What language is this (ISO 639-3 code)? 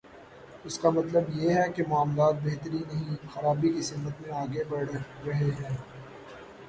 urd